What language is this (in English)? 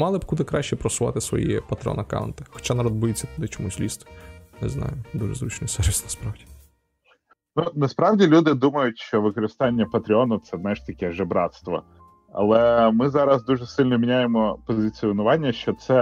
Ukrainian